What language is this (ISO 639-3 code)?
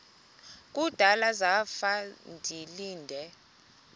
xho